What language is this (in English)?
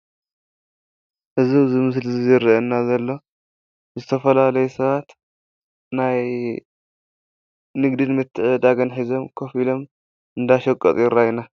Tigrinya